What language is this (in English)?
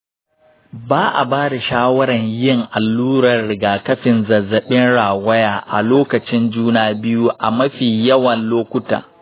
Hausa